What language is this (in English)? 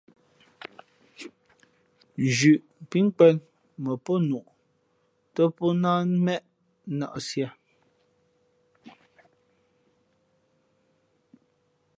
Fe'fe'